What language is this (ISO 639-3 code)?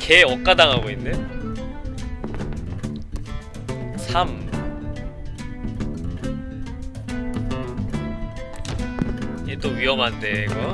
kor